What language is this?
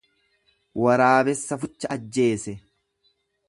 Oromo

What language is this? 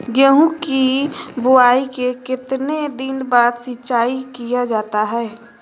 Magahi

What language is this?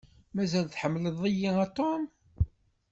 Kabyle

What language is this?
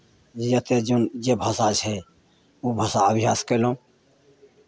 Maithili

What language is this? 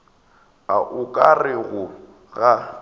Northern Sotho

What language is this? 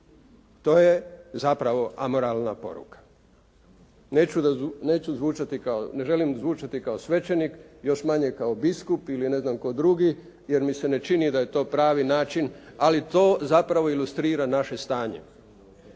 Croatian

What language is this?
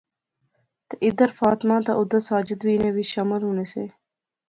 Pahari-Potwari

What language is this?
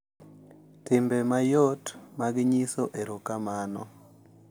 Luo (Kenya and Tanzania)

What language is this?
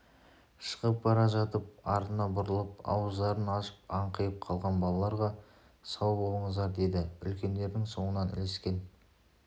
Kazakh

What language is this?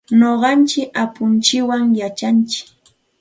Santa Ana de Tusi Pasco Quechua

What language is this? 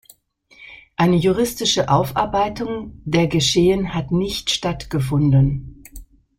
German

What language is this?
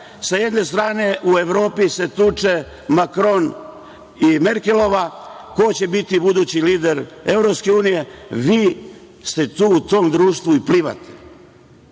Serbian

